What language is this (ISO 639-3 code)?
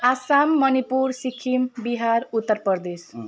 nep